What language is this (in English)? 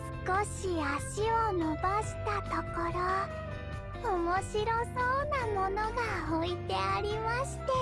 Japanese